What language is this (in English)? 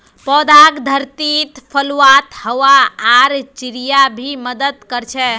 Magahi